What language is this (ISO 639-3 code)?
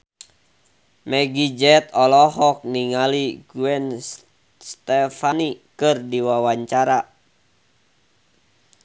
sun